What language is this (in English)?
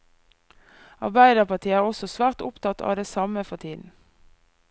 Norwegian